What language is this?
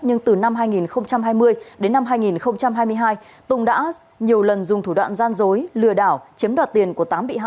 Vietnamese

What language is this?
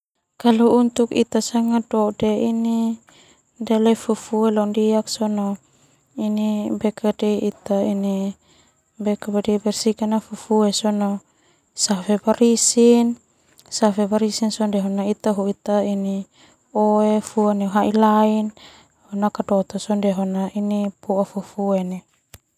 Termanu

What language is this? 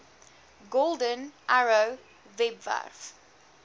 Afrikaans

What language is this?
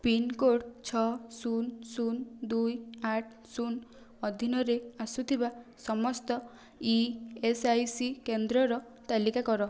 Odia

